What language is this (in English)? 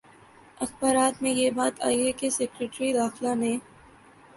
Urdu